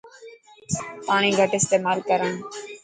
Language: Dhatki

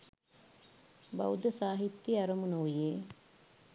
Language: Sinhala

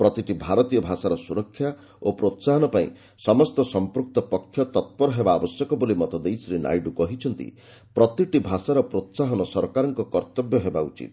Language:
Odia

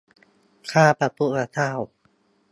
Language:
Thai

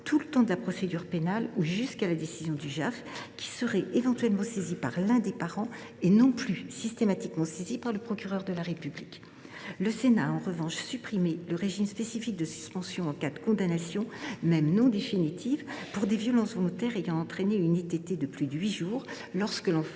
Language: French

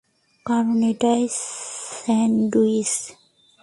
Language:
Bangla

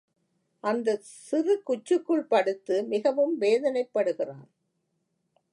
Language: Tamil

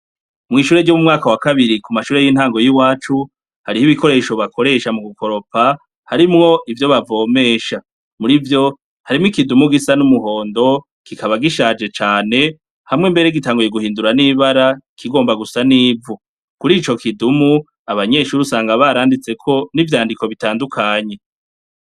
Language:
Rundi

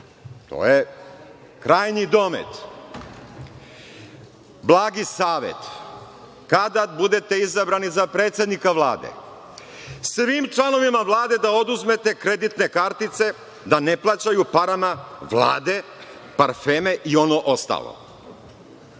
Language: Serbian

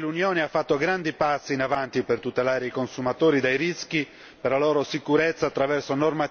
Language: Italian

